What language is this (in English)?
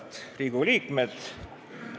Estonian